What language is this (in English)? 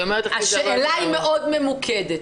Hebrew